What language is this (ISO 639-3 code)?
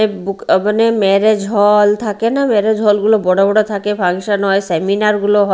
ben